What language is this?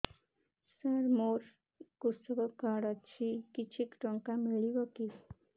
Odia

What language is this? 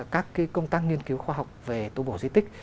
Vietnamese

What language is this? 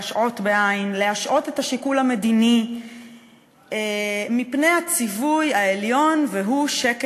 Hebrew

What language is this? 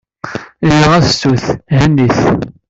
Kabyle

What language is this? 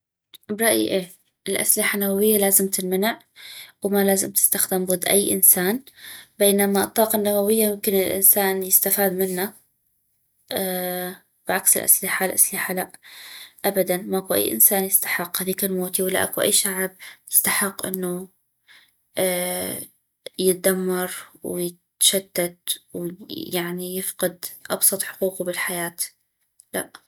North Mesopotamian Arabic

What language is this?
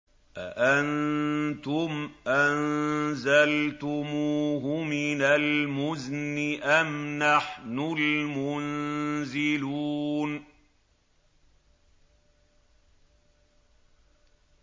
Arabic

